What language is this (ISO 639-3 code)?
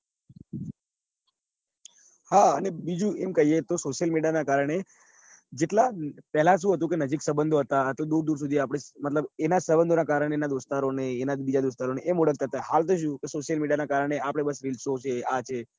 guj